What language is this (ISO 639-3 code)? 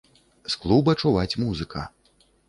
bel